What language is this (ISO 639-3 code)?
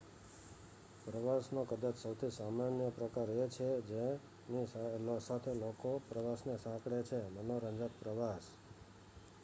guj